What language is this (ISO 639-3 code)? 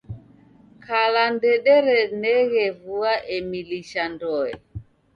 dav